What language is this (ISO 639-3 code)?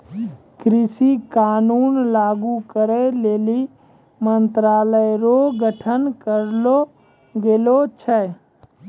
mai